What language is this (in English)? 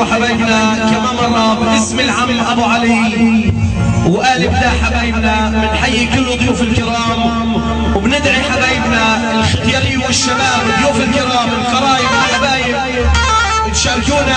Arabic